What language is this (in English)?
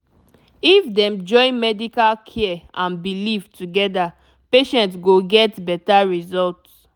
Nigerian Pidgin